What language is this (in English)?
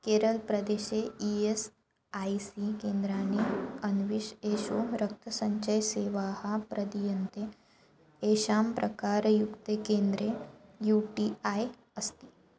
Sanskrit